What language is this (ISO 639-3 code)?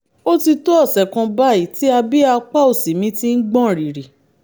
yor